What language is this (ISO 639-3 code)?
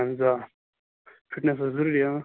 kas